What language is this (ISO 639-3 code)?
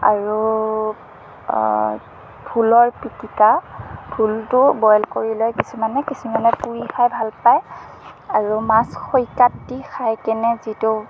asm